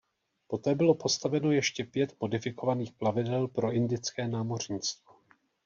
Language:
Czech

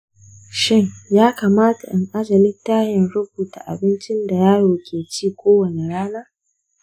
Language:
Hausa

